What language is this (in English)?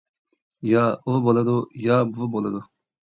Uyghur